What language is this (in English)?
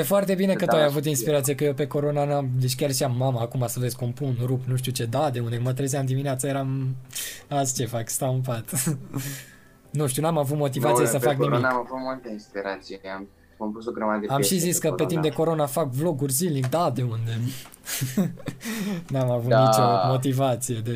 Romanian